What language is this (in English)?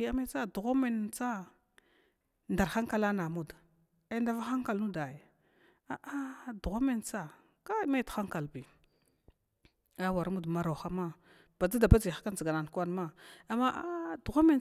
Glavda